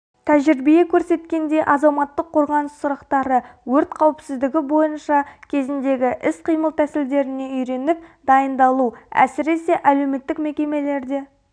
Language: Kazakh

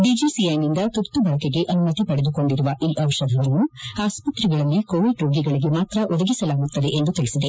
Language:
Kannada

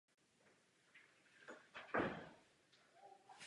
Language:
Czech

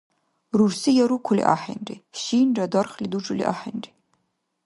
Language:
Dargwa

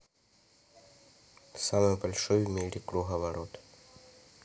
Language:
Russian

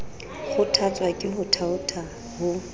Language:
Southern Sotho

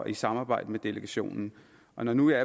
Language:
Danish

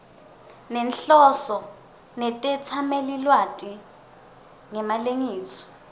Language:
Swati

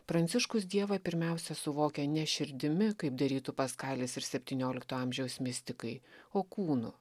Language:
Lithuanian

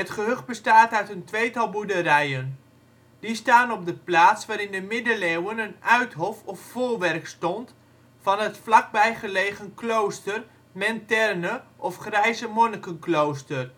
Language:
Dutch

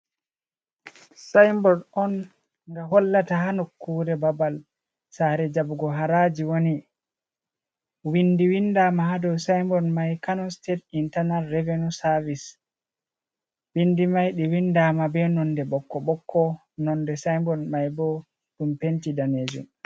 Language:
Fula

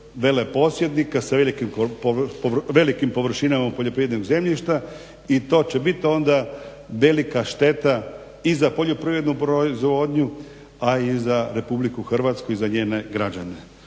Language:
Croatian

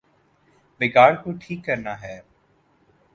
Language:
Urdu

